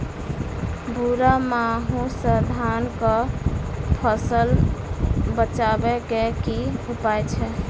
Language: Maithili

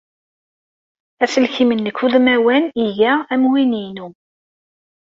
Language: Kabyle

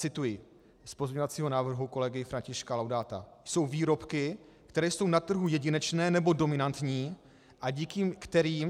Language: Czech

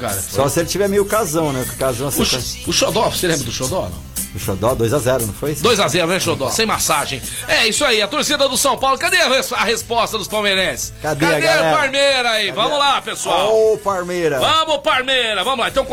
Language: Portuguese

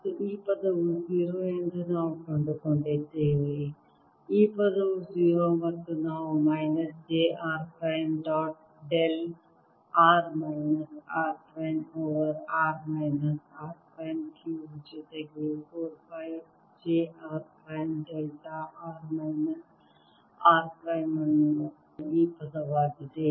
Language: Kannada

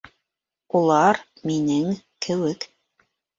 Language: Bashkir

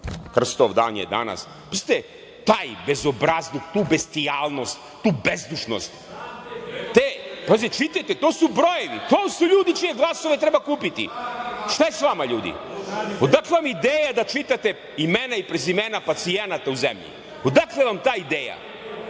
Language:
Serbian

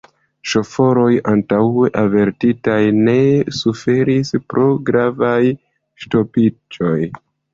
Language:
Esperanto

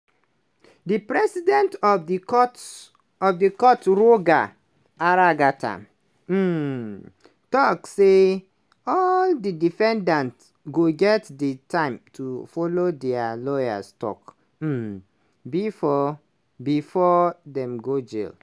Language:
Nigerian Pidgin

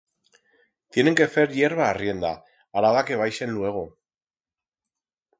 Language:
Aragonese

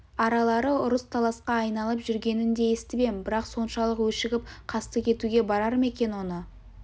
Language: Kazakh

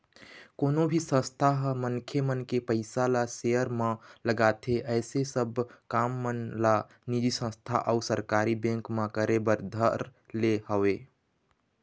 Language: Chhattisgarhi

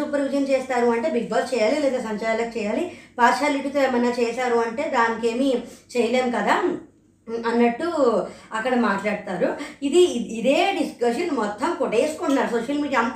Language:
Telugu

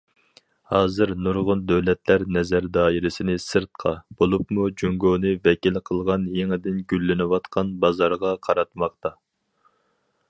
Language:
Uyghur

